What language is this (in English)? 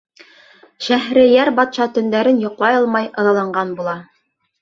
Bashkir